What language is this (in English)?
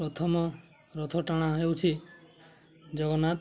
Odia